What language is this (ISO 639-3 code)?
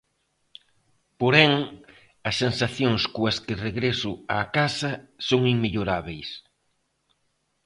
glg